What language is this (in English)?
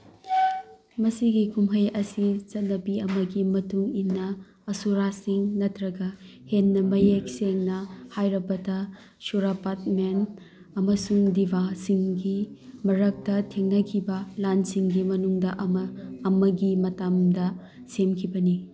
Manipuri